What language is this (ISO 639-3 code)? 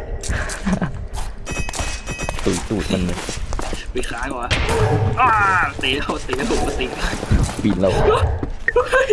tha